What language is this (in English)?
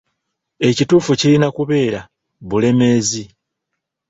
Ganda